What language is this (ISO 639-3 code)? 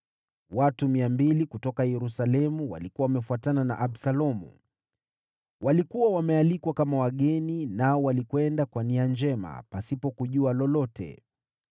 swa